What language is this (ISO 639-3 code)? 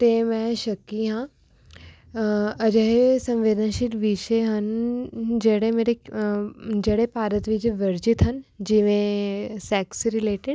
pan